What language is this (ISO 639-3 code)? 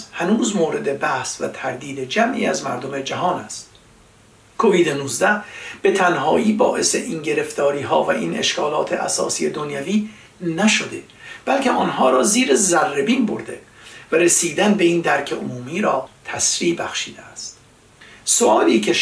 fas